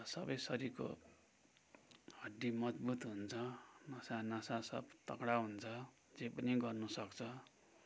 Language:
Nepali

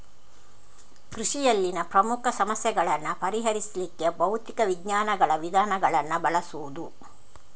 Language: Kannada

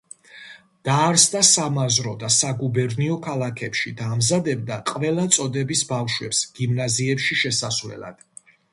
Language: Georgian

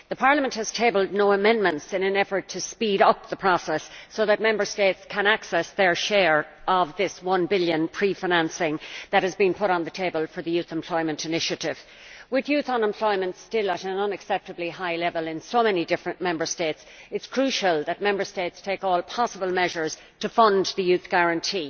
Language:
English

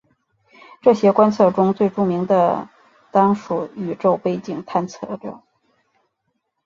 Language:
Chinese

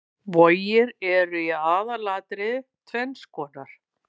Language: Icelandic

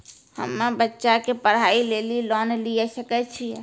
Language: Maithili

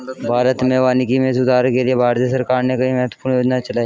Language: Hindi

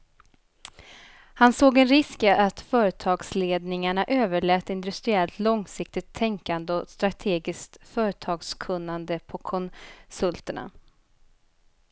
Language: Swedish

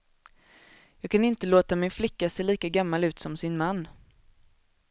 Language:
Swedish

